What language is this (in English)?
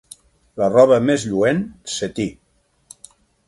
Catalan